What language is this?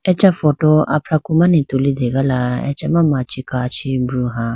Idu-Mishmi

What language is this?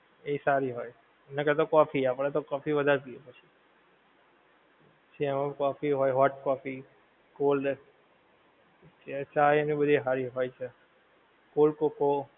Gujarati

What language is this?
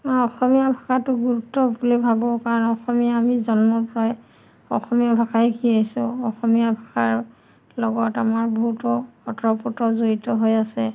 Assamese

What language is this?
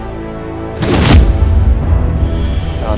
Indonesian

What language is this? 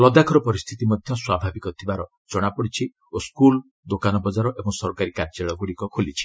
Odia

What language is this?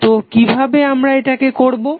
Bangla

